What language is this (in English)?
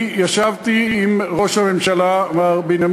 Hebrew